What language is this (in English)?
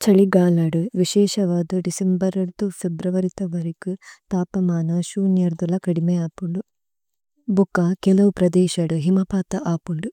Tulu